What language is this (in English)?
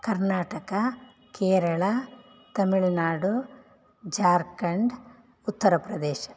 Sanskrit